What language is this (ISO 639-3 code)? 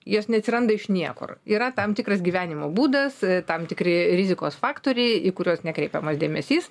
lit